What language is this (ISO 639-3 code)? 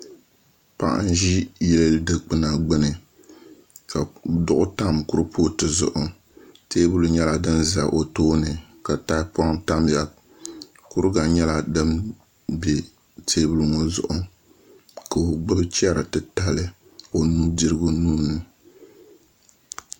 dag